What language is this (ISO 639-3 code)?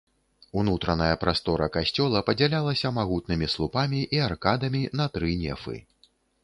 bel